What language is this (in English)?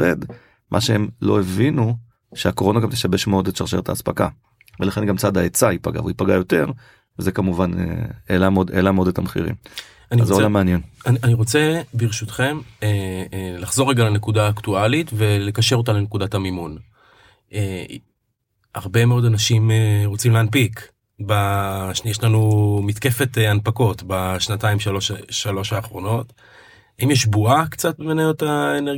Hebrew